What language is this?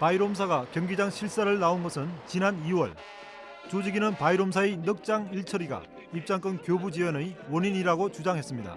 Korean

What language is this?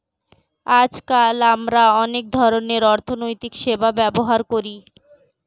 Bangla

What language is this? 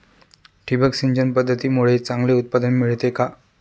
Marathi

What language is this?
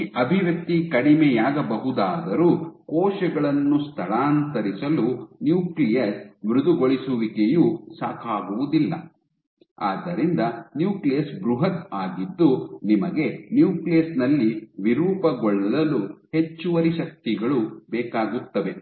Kannada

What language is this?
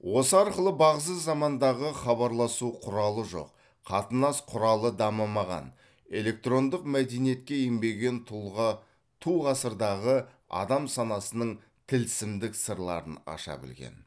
Kazakh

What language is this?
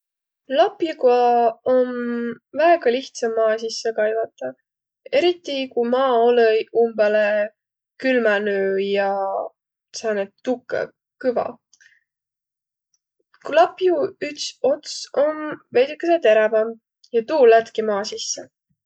Võro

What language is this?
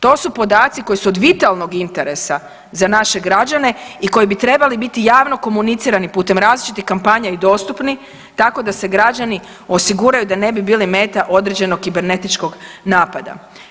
Croatian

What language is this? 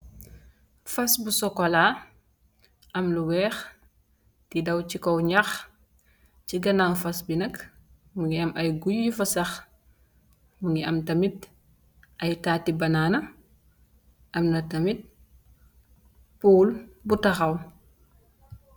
Wolof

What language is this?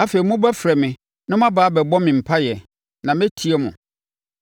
Akan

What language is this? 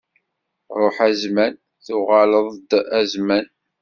Kabyle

